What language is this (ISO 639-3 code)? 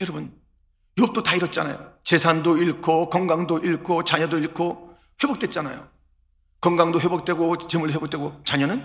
kor